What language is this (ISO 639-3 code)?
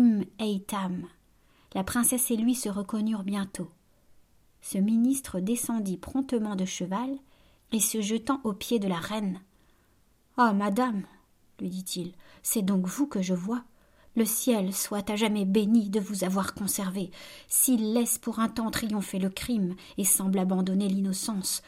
fra